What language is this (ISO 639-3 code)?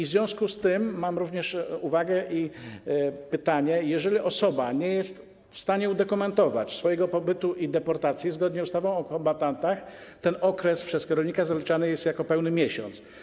pol